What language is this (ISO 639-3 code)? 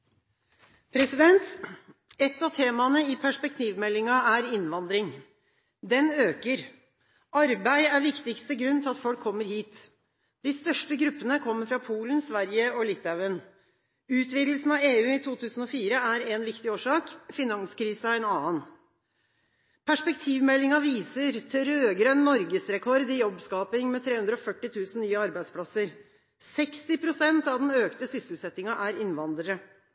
nor